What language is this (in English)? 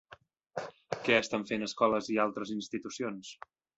Catalan